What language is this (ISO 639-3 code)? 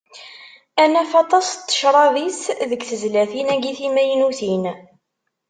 kab